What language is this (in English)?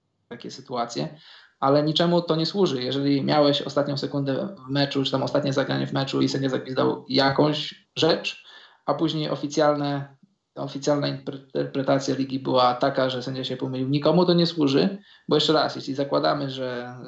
Polish